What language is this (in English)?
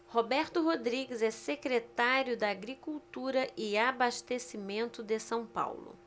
Portuguese